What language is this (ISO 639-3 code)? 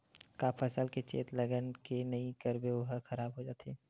hne